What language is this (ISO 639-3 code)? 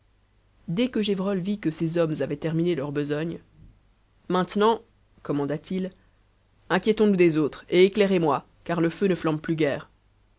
fra